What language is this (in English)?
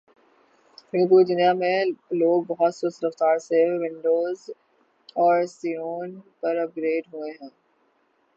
Urdu